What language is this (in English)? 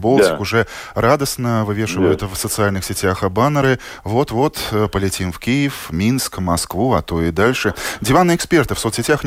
Russian